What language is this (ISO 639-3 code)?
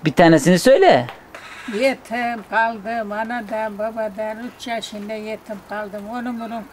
tur